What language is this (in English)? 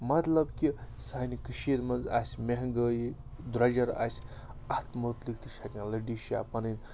Kashmiri